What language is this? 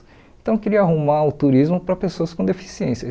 Portuguese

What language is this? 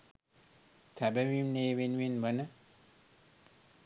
Sinhala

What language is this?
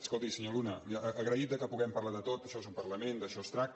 Catalan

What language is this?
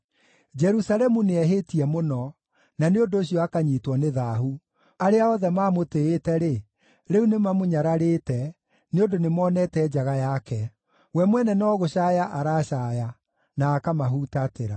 Kikuyu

